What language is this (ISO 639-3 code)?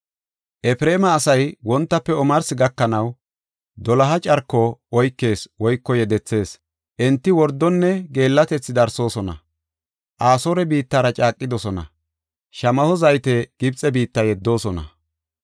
gof